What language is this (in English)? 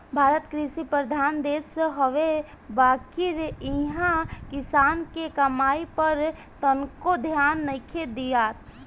Bhojpuri